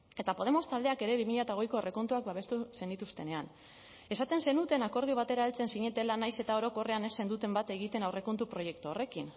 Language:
Basque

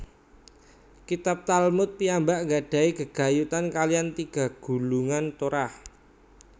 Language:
Javanese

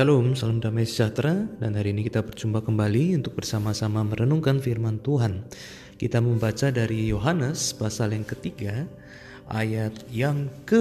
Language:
Indonesian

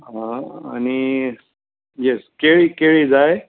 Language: Konkani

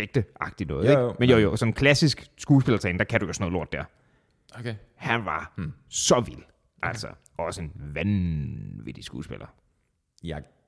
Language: Danish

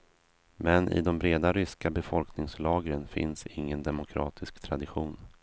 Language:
Swedish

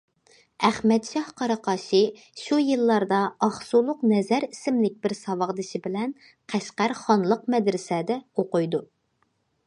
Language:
Uyghur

